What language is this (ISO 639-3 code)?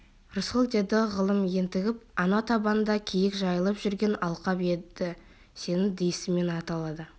kaz